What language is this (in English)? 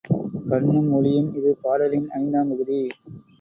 Tamil